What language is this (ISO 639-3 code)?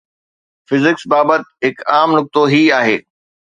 snd